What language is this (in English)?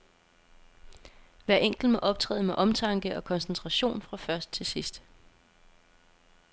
Danish